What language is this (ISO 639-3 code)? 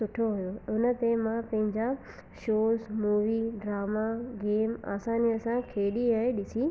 snd